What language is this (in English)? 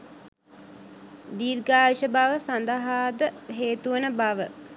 Sinhala